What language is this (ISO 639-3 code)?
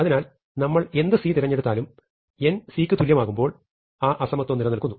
mal